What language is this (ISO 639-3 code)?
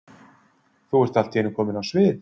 isl